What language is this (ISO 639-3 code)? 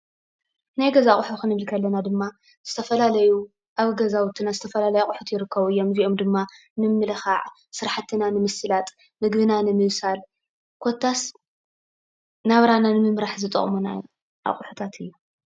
tir